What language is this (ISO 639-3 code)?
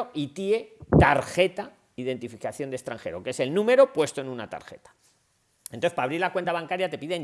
spa